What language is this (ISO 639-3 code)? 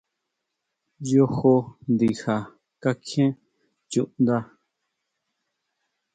mau